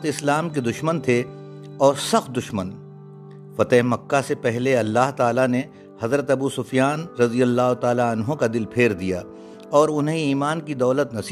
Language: Urdu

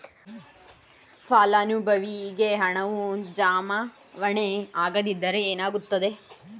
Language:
Kannada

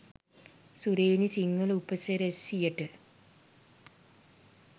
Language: Sinhala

